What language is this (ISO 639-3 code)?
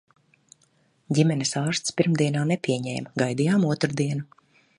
lav